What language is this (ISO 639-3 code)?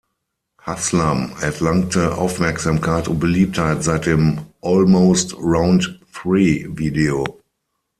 deu